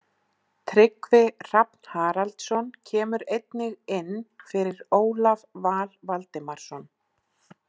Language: Icelandic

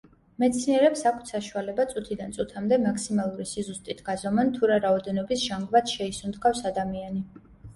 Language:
Georgian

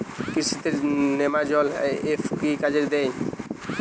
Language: Bangla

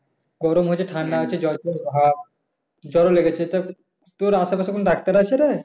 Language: Bangla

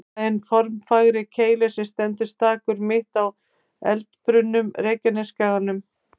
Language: Icelandic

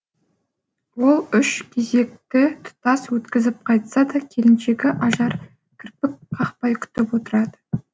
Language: Kazakh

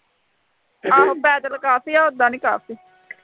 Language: Punjabi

